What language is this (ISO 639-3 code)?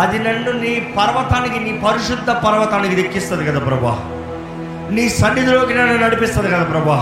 tel